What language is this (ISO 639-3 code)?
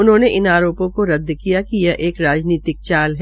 hin